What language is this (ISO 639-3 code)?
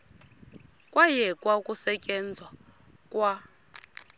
xho